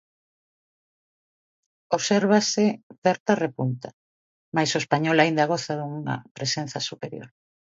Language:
Galician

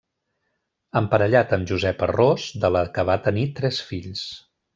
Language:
Catalan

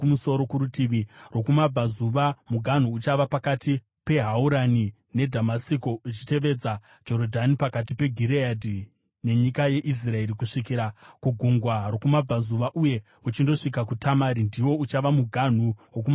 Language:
Shona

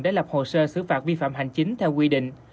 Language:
Vietnamese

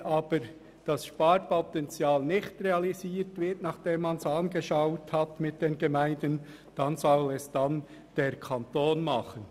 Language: Swiss German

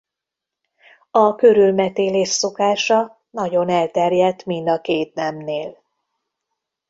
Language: Hungarian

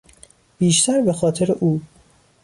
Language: Persian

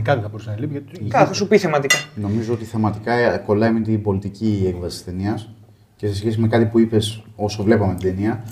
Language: Greek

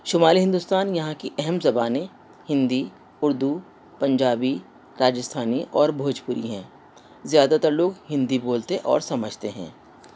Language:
Urdu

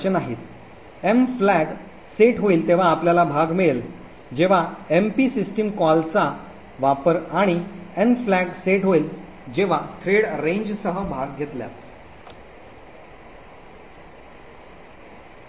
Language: Marathi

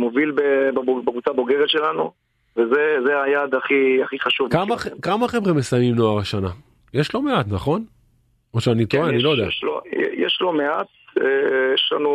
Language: Hebrew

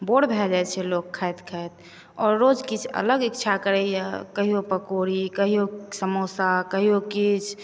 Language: Maithili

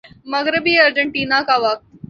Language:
Urdu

